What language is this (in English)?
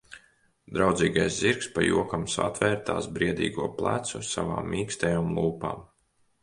Latvian